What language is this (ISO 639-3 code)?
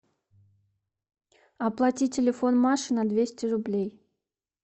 rus